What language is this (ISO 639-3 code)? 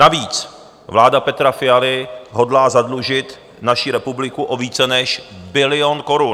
ces